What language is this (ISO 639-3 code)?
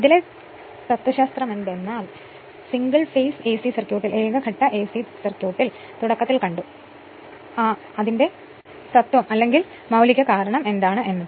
mal